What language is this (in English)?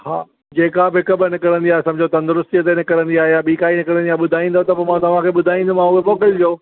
Sindhi